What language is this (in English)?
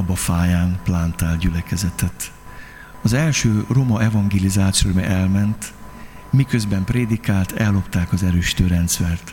Hungarian